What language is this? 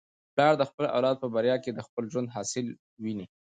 Pashto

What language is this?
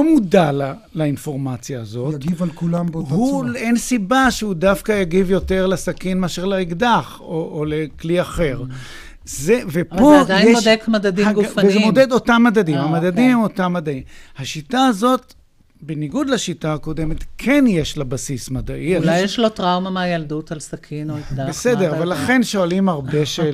Hebrew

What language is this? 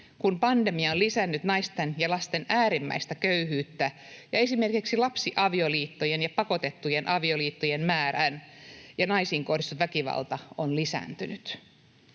Finnish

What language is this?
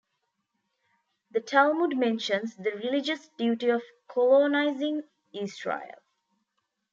English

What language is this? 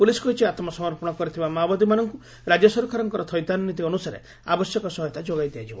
Odia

